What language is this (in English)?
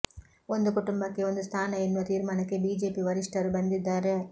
Kannada